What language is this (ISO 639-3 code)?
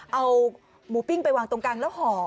tha